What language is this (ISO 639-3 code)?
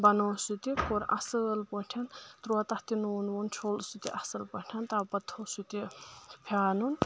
kas